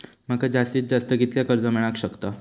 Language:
Marathi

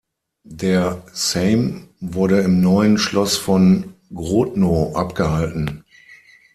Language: German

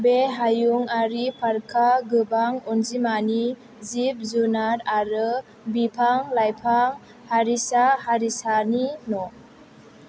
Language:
Bodo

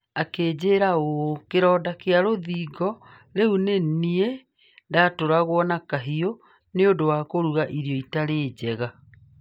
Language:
Kikuyu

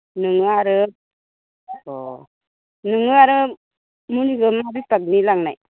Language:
Bodo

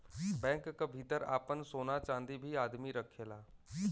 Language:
Bhojpuri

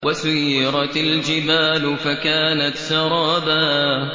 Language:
Arabic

